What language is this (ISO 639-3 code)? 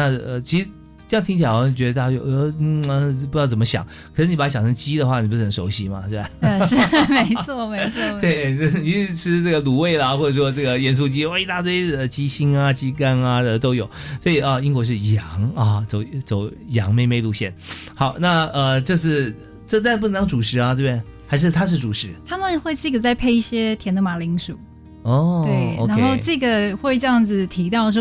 zho